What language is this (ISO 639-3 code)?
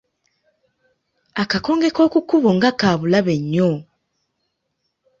lug